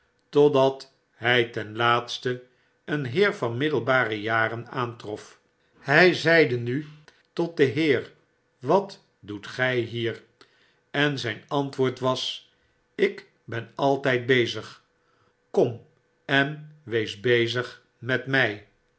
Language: Dutch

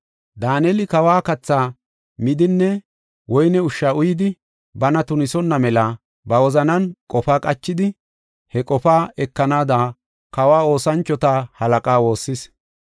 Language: Gofa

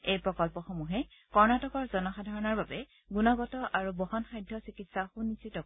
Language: Assamese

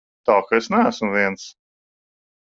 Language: Latvian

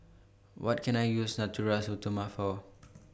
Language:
English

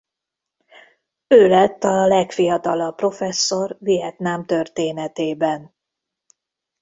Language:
Hungarian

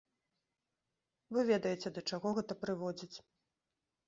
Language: Belarusian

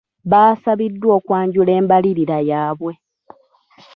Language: Ganda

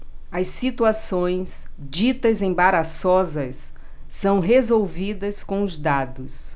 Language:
Portuguese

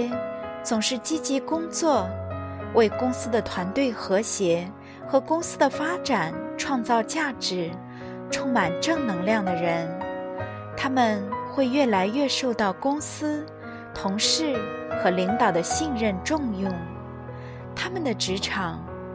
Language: Chinese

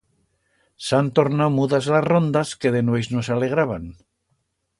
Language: Aragonese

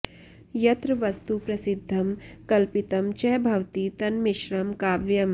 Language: Sanskrit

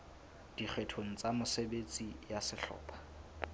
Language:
Southern Sotho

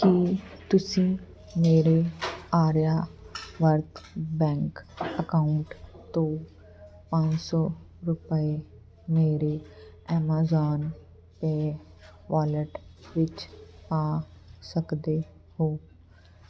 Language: Punjabi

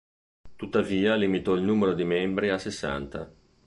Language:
Italian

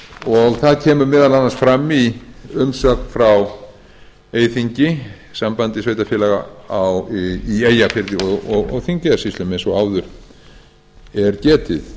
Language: Icelandic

